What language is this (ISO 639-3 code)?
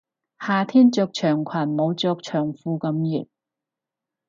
yue